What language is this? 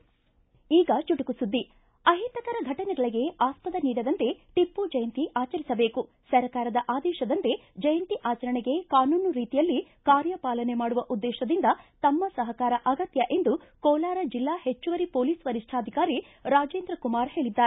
Kannada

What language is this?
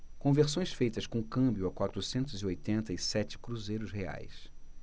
Portuguese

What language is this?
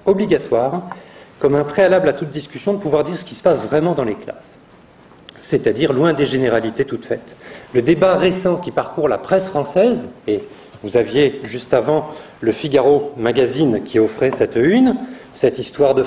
French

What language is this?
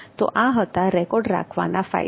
Gujarati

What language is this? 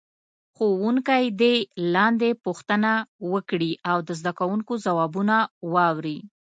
Pashto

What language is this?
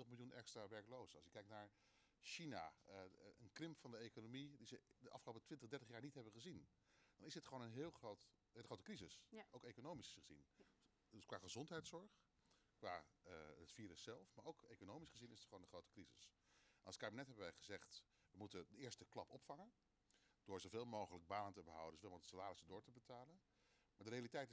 Dutch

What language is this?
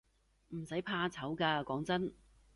Cantonese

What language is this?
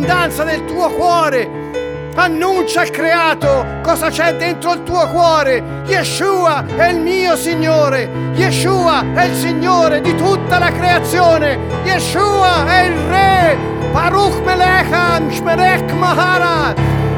Italian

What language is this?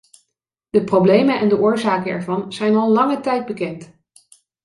Dutch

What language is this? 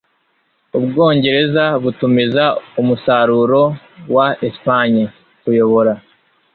Kinyarwanda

